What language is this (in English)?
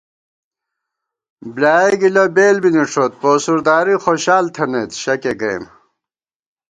Gawar-Bati